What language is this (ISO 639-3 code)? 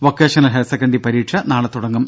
mal